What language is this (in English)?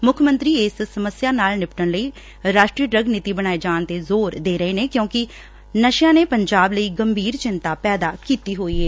Punjabi